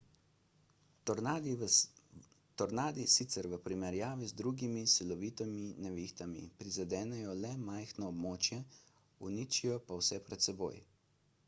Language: Slovenian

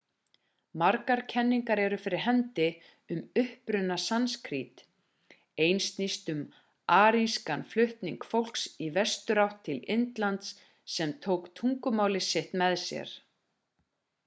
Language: Icelandic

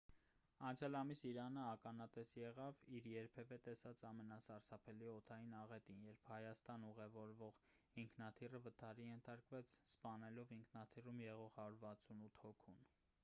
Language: Armenian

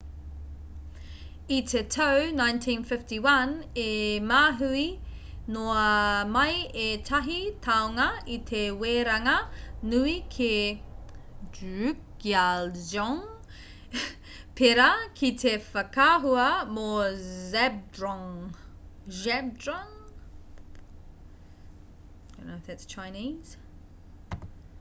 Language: Māori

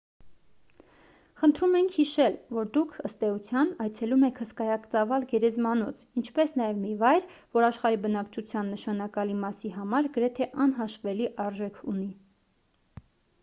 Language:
Armenian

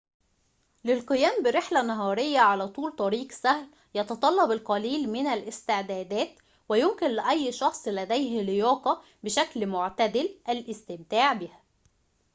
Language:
Arabic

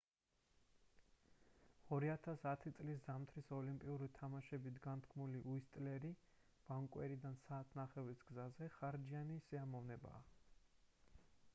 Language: Georgian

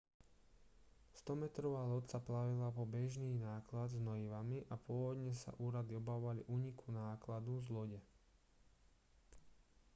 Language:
Slovak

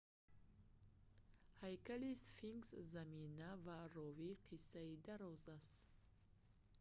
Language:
Tajik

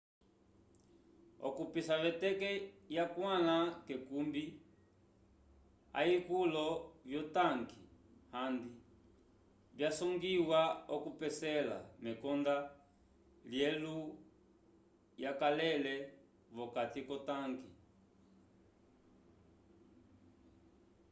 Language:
Umbundu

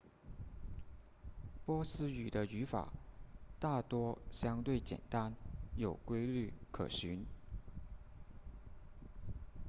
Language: Chinese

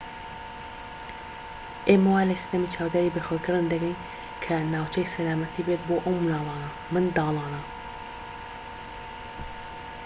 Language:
Central Kurdish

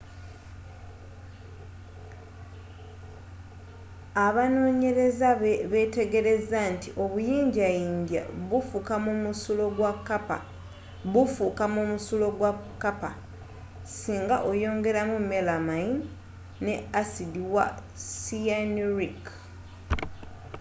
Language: Ganda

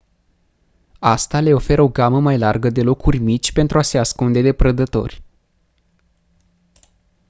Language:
Romanian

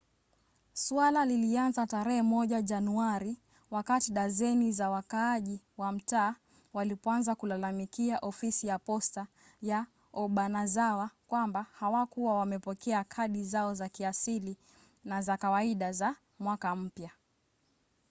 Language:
Swahili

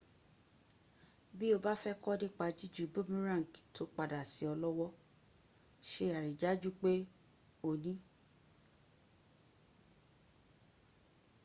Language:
Yoruba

